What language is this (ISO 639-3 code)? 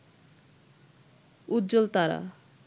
ben